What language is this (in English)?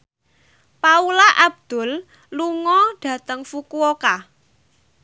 Javanese